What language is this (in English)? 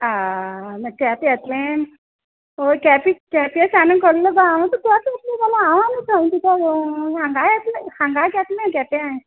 Konkani